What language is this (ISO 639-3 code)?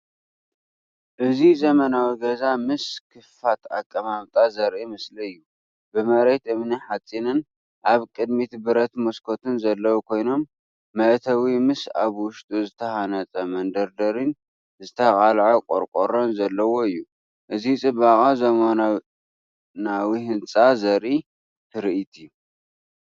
tir